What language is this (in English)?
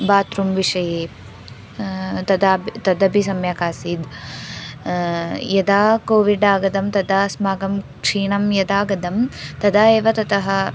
Sanskrit